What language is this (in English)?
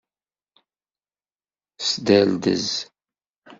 Kabyle